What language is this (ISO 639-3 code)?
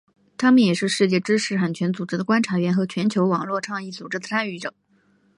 zho